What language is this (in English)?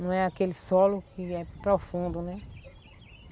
Portuguese